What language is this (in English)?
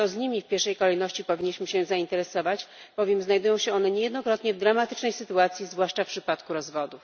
Polish